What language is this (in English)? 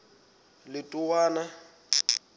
Southern Sotho